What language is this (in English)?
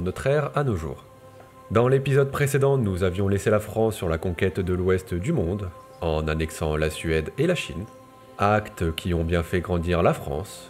French